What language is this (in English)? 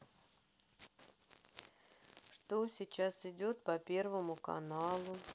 Russian